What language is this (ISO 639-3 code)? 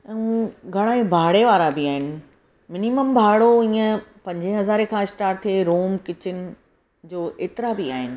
snd